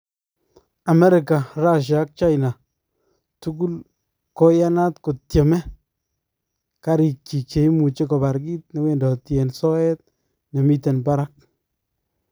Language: Kalenjin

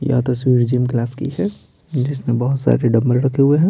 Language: Hindi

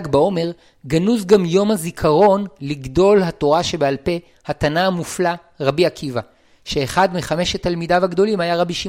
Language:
Hebrew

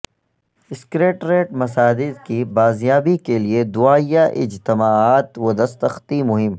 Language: Urdu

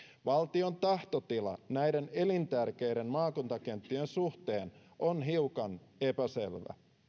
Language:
Finnish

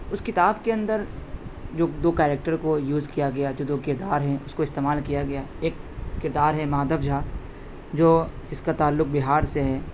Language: Urdu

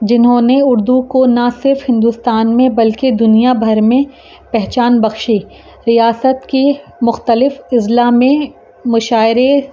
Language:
Urdu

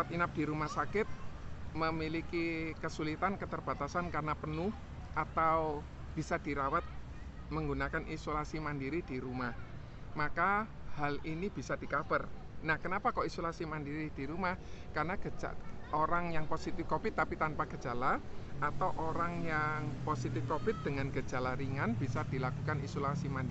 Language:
Indonesian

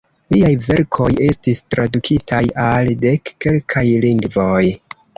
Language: Esperanto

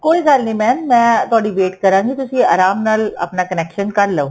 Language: Punjabi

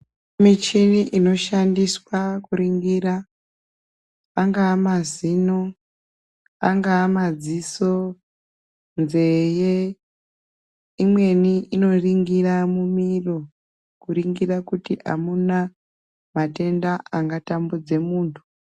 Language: Ndau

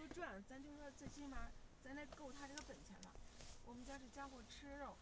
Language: Chinese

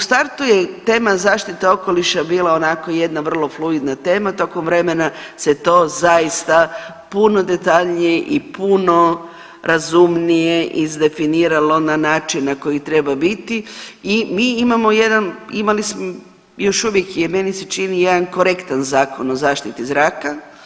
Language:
Croatian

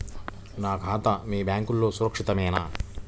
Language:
Telugu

